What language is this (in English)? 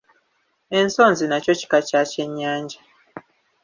Ganda